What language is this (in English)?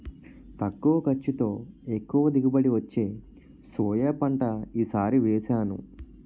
Telugu